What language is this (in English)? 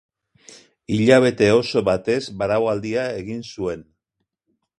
Basque